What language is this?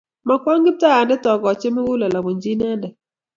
Kalenjin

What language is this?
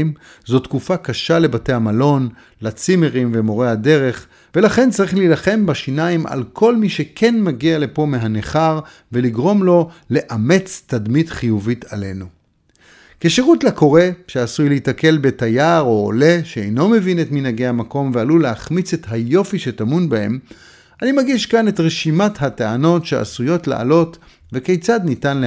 Hebrew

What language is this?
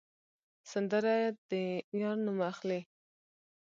Pashto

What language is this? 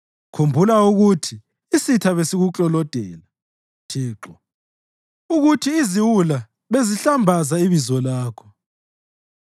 North Ndebele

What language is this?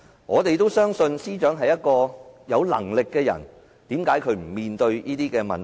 Cantonese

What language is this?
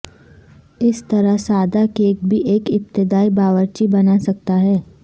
Urdu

